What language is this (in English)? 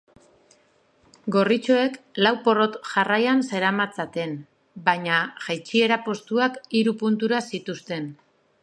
Basque